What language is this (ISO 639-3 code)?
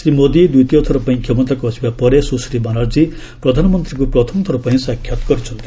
ori